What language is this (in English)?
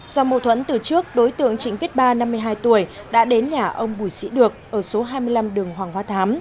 Vietnamese